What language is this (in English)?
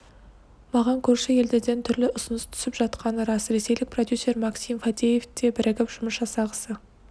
Kazakh